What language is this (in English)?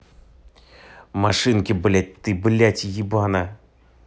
Russian